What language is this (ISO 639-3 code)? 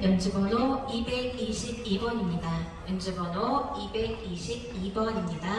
kor